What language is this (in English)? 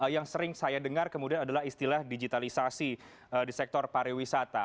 Indonesian